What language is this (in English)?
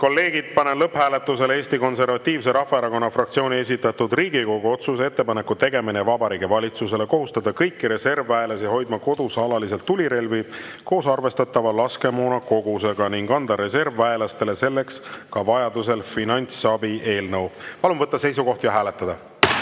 Estonian